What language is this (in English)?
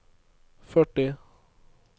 Norwegian